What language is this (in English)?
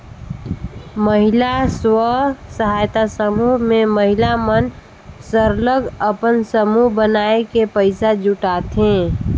Chhattisgarhi